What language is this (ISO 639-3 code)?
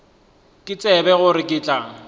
nso